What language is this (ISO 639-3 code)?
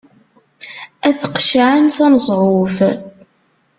kab